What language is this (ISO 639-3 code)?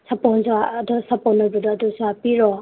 mni